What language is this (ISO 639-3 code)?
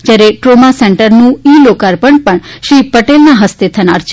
guj